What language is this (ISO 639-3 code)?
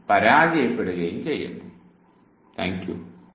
mal